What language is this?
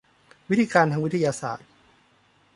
Thai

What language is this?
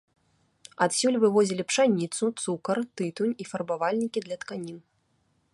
Belarusian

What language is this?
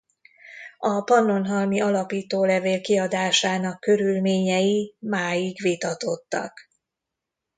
Hungarian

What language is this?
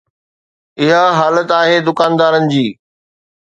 Sindhi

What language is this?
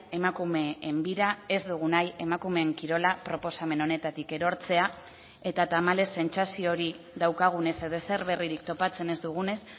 Basque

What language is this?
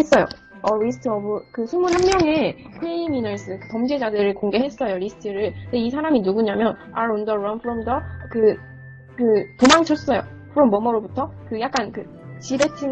Korean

